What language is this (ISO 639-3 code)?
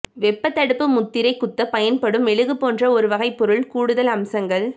tam